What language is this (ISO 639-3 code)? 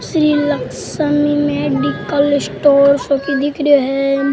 raj